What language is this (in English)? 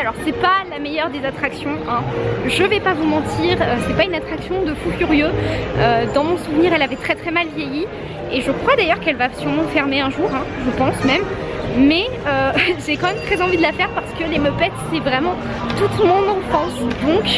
French